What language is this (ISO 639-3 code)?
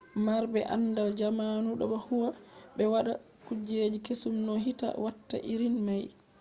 ful